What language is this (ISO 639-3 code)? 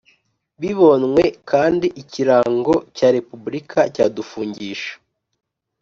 kin